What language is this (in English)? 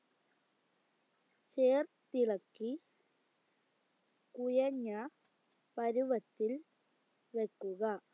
Malayalam